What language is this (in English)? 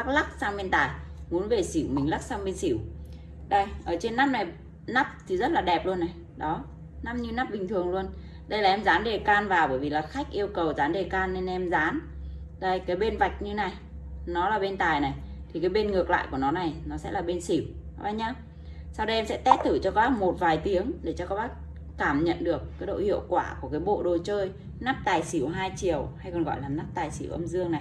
Vietnamese